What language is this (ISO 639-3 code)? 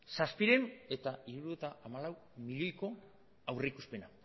eus